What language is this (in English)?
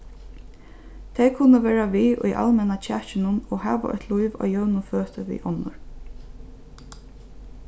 Faroese